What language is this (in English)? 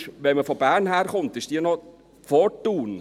Swiss German